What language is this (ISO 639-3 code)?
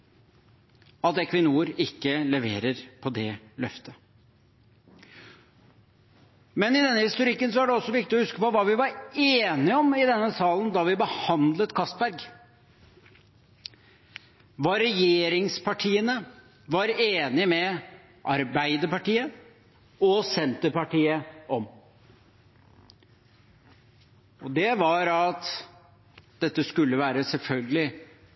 nob